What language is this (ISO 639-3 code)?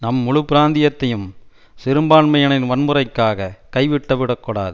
tam